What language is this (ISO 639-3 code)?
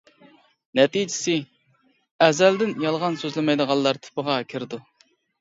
uig